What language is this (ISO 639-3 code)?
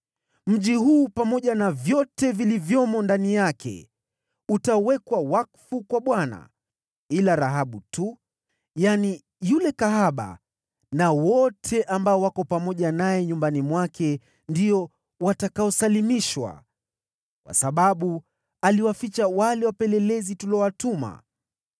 swa